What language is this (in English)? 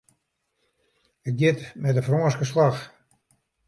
Western Frisian